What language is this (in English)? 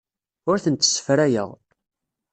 Kabyle